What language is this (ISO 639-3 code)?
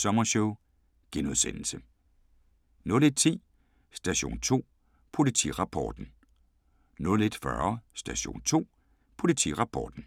dan